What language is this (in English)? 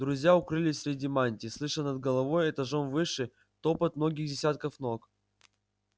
Russian